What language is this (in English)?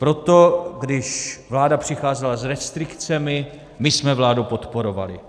Czech